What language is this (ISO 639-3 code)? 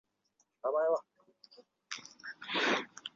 zho